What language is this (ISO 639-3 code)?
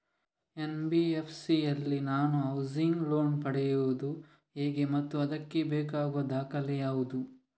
kan